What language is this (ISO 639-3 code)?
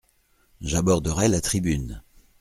fra